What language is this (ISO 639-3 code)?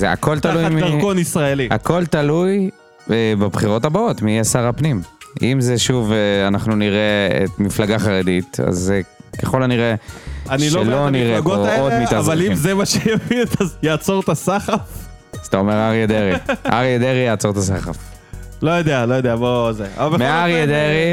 heb